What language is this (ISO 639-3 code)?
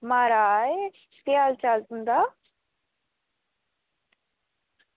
doi